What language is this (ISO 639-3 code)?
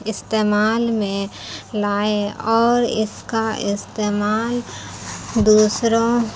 urd